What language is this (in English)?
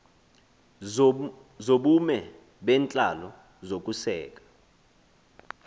Xhosa